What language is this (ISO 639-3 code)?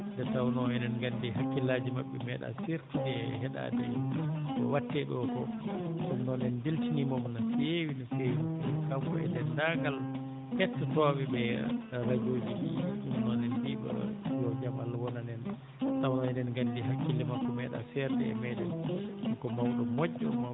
ful